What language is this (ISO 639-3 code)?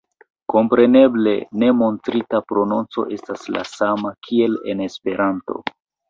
epo